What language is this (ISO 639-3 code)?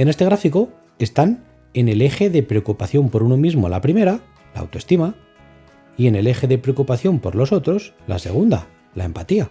spa